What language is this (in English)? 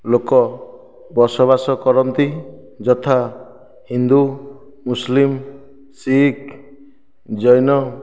Odia